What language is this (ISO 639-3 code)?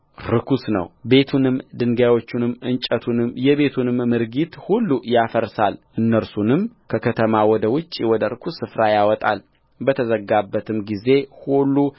amh